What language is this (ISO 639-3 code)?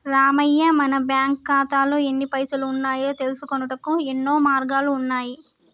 tel